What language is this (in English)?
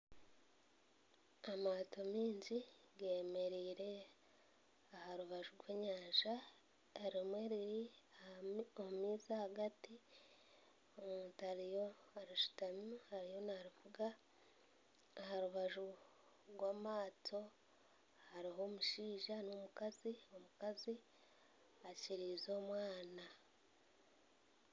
Nyankole